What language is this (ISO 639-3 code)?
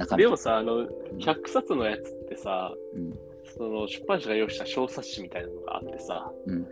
jpn